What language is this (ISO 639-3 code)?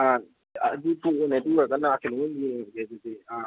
mni